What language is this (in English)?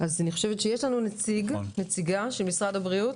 Hebrew